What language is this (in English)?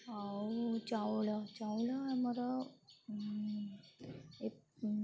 Odia